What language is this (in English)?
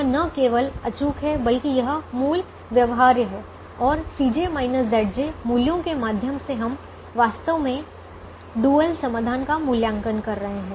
Hindi